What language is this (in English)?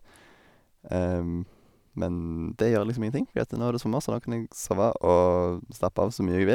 Norwegian